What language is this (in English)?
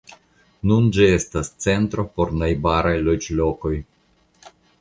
Esperanto